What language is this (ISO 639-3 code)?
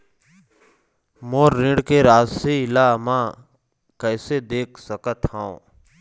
hne